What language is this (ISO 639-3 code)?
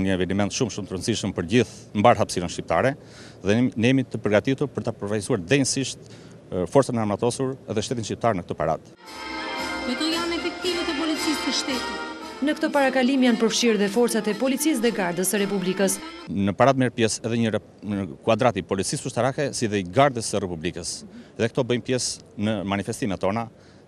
ron